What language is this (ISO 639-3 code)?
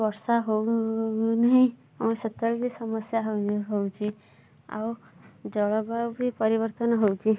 ori